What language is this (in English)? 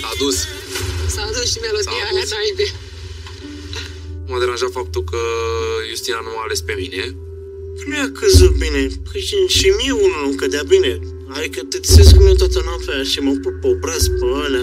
Romanian